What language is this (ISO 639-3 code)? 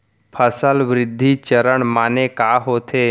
hne